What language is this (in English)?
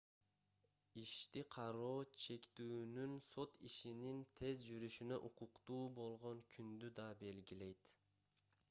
Kyrgyz